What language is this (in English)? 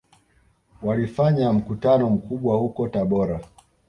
Swahili